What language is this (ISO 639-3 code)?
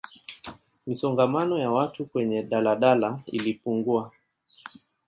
swa